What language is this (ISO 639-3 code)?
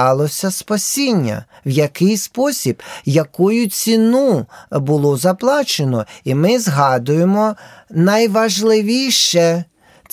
ukr